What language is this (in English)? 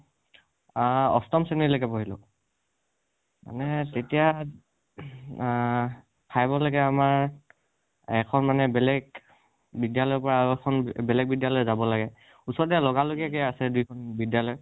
Assamese